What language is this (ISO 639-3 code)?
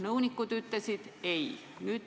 est